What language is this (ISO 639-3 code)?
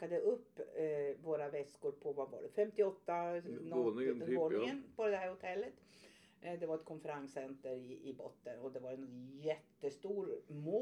swe